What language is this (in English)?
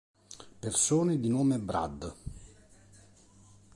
Italian